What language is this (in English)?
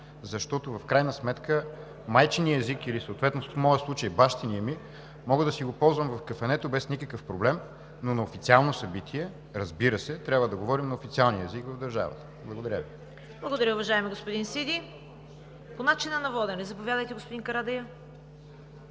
Bulgarian